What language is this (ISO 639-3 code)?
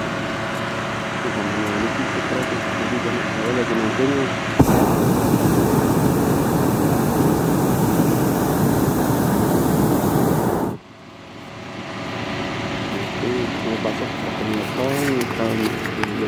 nld